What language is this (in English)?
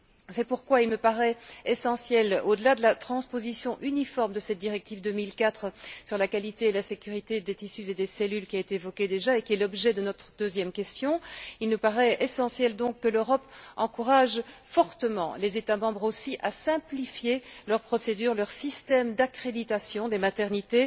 French